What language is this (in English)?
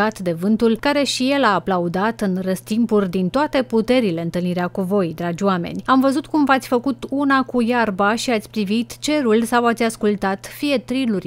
Romanian